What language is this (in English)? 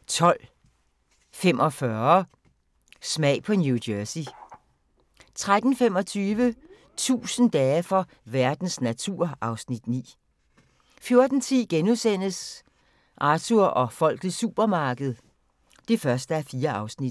Danish